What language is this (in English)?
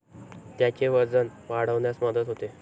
Marathi